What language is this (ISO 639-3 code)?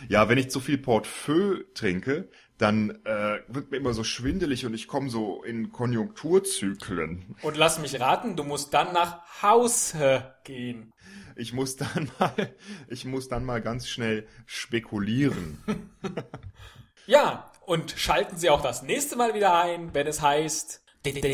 deu